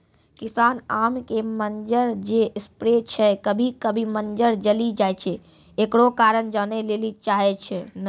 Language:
Maithili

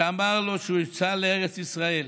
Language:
Hebrew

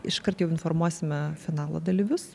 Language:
Lithuanian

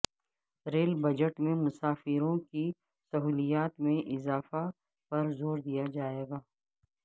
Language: Urdu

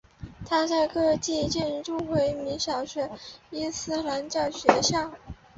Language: Chinese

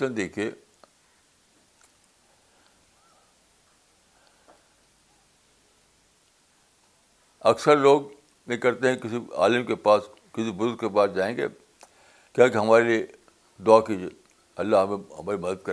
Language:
Urdu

